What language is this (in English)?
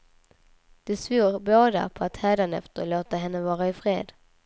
Swedish